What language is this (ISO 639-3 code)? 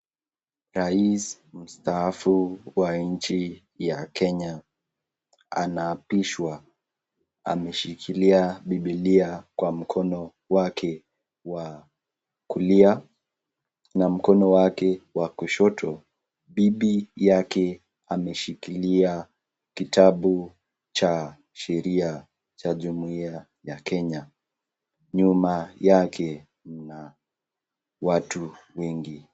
swa